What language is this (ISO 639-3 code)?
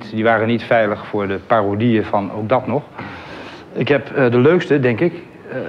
nld